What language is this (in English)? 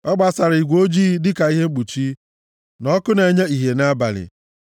Igbo